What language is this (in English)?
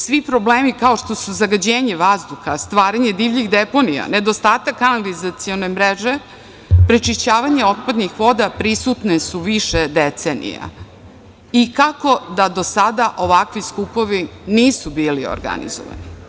Serbian